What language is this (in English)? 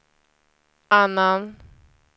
Swedish